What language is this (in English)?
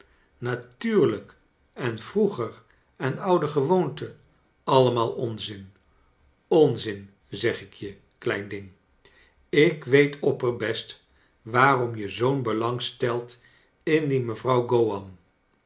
Dutch